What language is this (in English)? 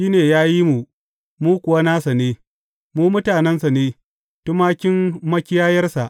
Hausa